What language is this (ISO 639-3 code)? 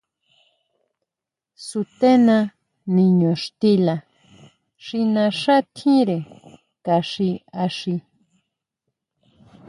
mau